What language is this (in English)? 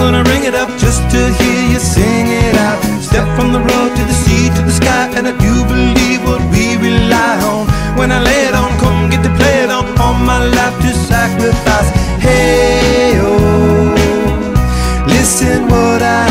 English